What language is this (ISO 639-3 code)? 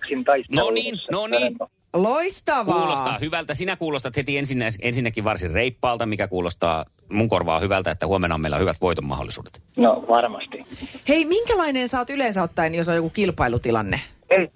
fin